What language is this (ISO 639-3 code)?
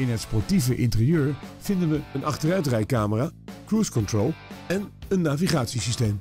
nld